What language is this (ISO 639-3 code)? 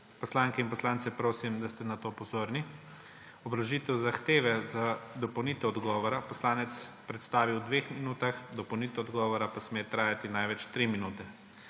slv